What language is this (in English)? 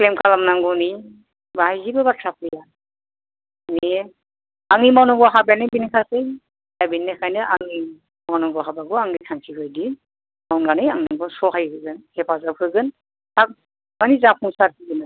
Bodo